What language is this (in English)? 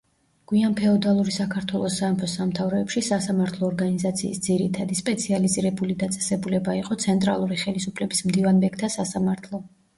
Georgian